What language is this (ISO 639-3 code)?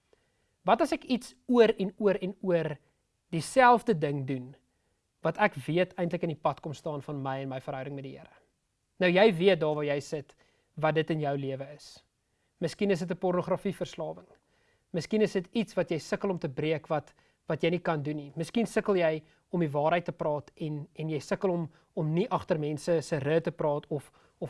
nld